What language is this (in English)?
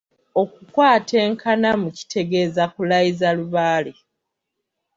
Ganda